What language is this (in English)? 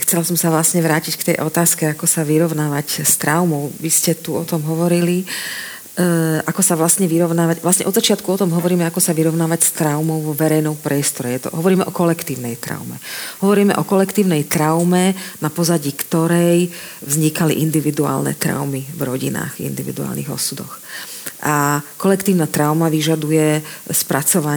Slovak